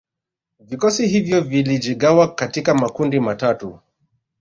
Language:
Swahili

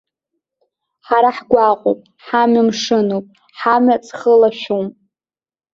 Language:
Abkhazian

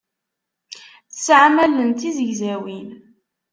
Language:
Kabyle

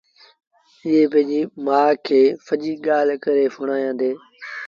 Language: Sindhi Bhil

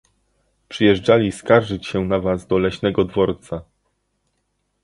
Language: Polish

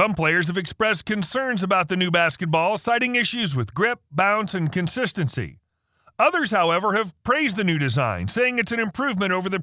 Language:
English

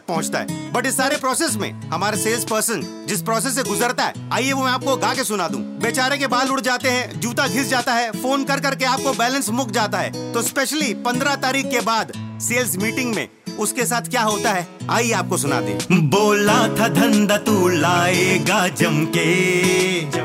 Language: Punjabi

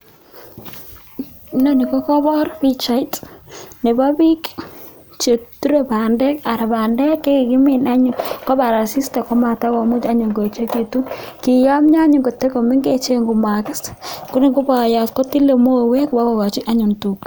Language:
Kalenjin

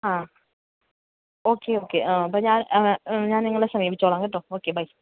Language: Malayalam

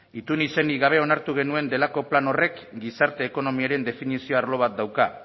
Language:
Basque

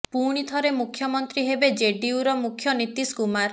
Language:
Odia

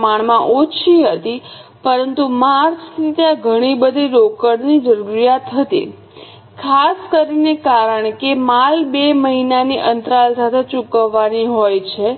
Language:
Gujarati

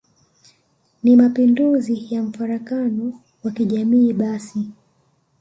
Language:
Swahili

